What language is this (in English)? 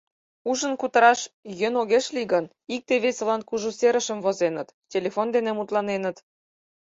Mari